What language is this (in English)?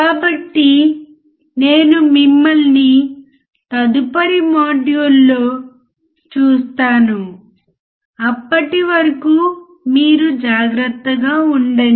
Telugu